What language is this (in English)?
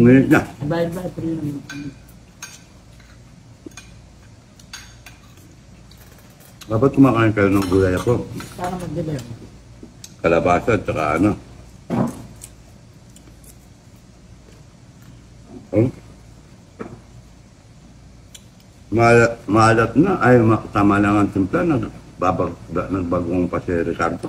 Filipino